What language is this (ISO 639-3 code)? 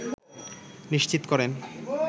ben